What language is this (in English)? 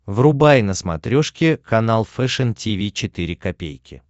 Russian